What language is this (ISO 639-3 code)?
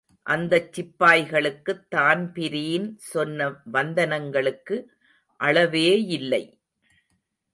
tam